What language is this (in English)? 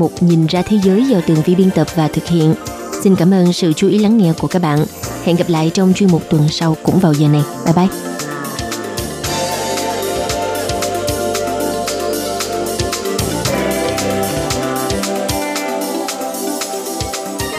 Vietnamese